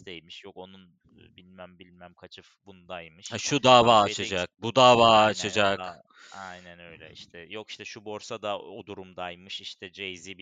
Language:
Turkish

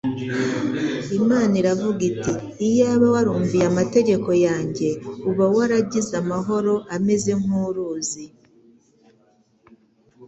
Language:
Kinyarwanda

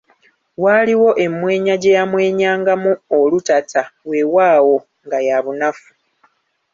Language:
Ganda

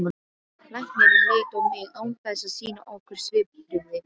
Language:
Icelandic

